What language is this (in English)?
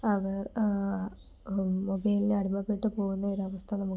Malayalam